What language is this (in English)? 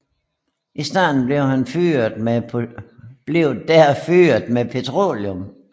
Danish